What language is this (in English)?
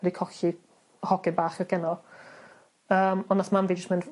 Welsh